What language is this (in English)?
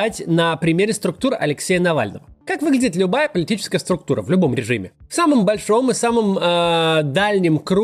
Russian